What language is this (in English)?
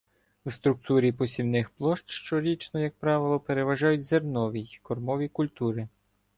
Ukrainian